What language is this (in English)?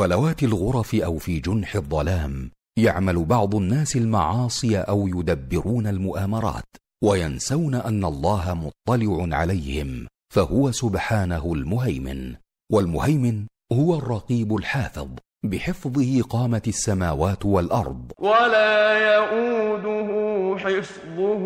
Arabic